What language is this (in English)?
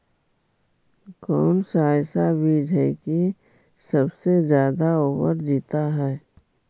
Magahi